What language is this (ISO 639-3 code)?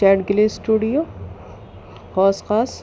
urd